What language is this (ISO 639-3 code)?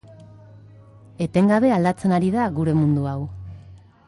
eus